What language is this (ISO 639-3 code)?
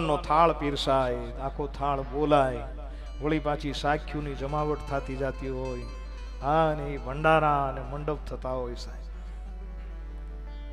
guj